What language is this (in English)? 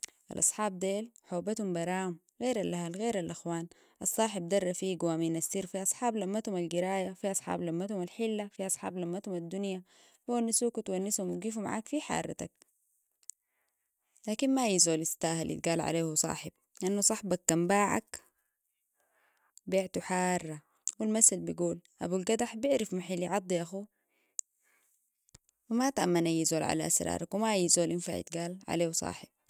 Sudanese Arabic